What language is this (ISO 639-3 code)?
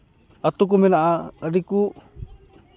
sat